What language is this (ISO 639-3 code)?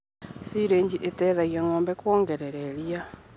kik